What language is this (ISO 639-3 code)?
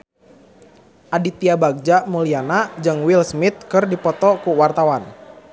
sun